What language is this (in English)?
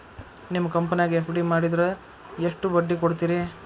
Kannada